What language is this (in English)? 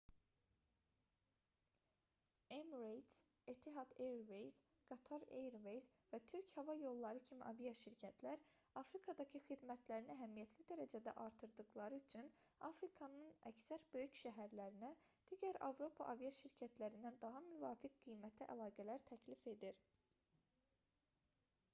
Azerbaijani